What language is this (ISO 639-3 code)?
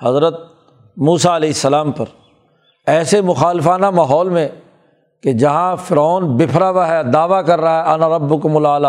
urd